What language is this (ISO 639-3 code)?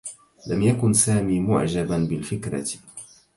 ara